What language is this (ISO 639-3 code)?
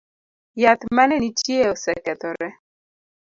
luo